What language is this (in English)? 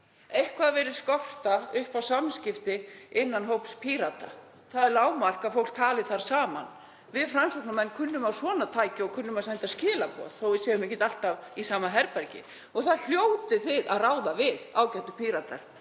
Icelandic